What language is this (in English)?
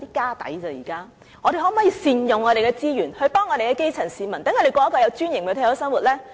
Cantonese